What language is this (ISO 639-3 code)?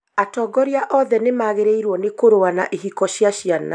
kik